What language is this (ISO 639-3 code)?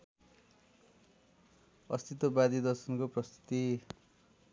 nep